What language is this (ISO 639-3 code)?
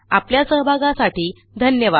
mar